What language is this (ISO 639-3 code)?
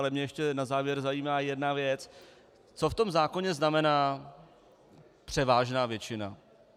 ces